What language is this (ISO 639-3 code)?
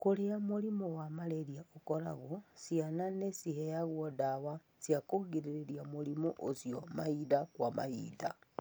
kik